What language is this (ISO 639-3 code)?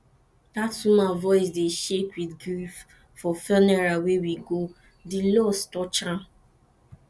pcm